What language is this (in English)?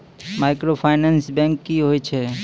Maithili